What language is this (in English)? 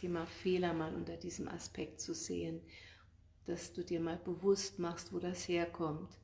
German